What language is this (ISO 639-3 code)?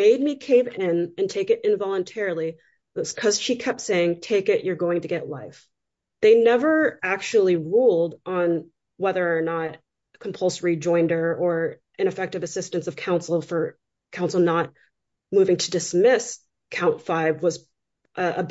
eng